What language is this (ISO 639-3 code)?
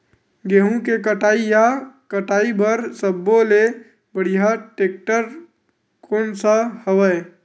hne